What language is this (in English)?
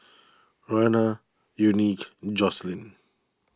English